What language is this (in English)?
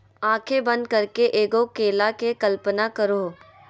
Magahi